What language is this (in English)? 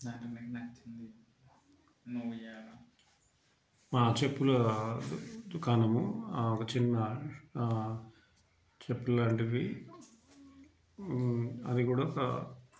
Telugu